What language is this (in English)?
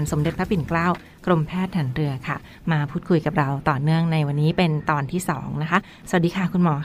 Thai